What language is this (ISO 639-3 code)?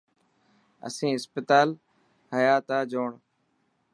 mki